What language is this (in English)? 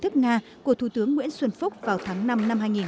Vietnamese